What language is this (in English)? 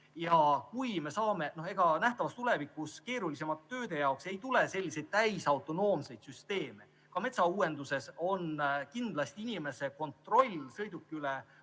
Estonian